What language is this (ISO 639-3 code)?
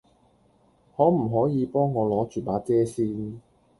yue